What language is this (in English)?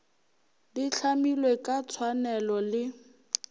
Northern Sotho